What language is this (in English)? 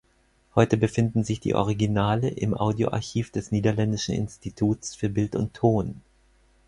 German